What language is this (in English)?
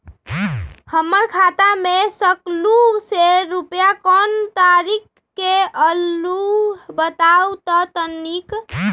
Magahi